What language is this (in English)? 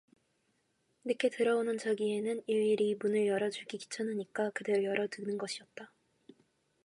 Korean